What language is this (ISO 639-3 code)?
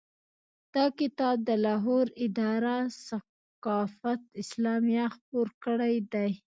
pus